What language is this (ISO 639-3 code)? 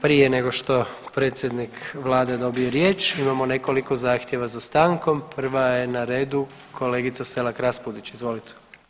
hrv